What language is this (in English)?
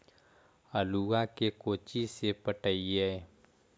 Magahi